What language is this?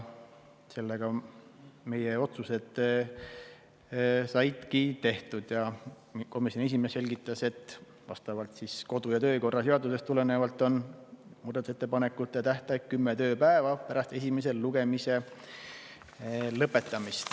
Estonian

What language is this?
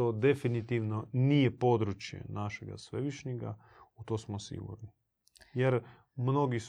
Croatian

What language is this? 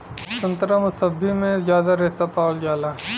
Bhojpuri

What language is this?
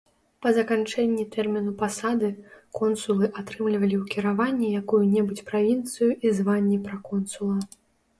Belarusian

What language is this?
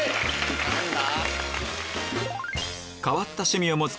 Japanese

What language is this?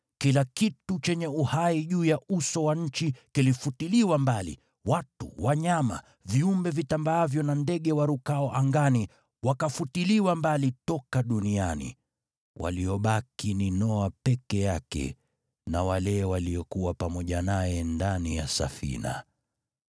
Swahili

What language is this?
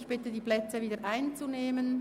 Swiss German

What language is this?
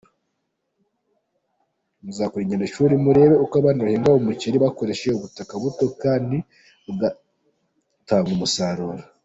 Kinyarwanda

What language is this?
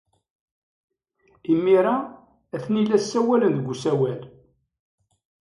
Kabyle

